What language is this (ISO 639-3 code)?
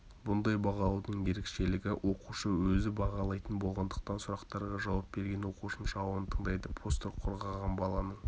kaz